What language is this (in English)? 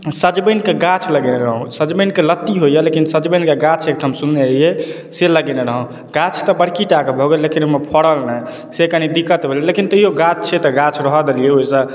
Maithili